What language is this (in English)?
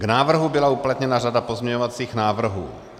Czech